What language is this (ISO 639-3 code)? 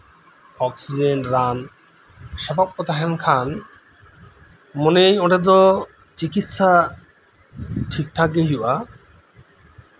sat